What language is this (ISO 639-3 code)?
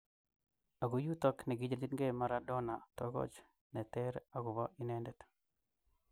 kln